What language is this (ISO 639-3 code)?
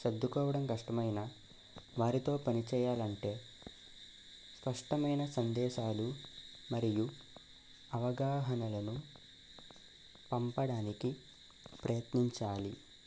tel